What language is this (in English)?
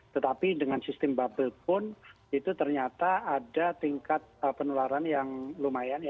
Indonesian